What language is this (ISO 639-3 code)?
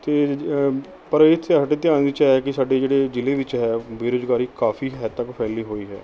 pan